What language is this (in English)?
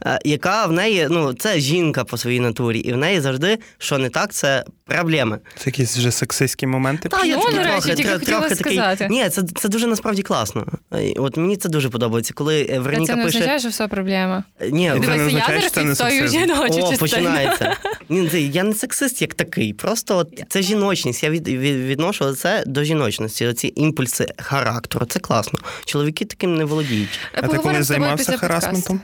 Ukrainian